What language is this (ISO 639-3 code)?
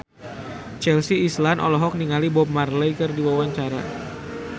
sun